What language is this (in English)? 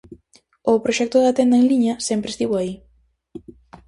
Galician